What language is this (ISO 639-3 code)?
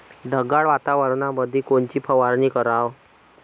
mar